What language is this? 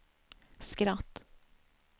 Swedish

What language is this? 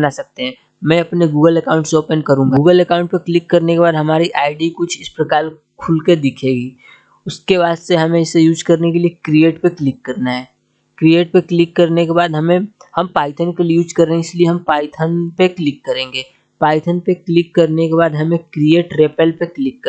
Hindi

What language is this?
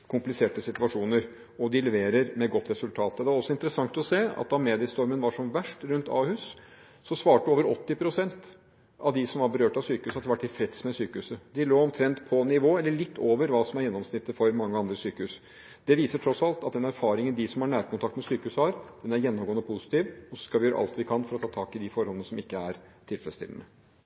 Norwegian Bokmål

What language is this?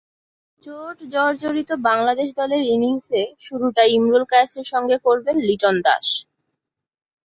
Bangla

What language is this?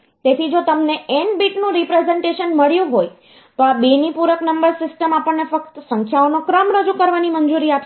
Gujarati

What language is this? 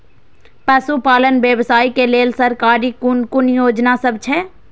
Maithili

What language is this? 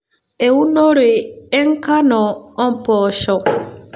Masai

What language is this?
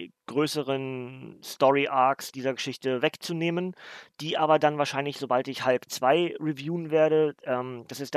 German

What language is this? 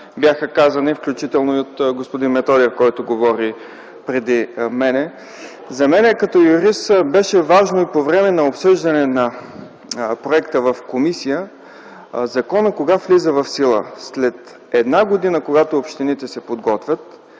Bulgarian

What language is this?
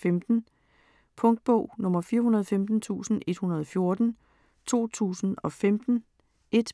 Danish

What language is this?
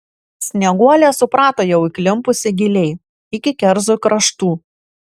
Lithuanian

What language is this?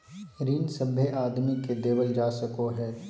Magahi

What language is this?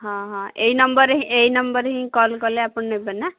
Odia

